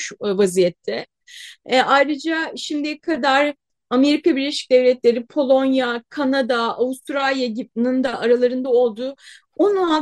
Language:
Turkish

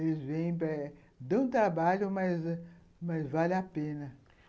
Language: Portuguese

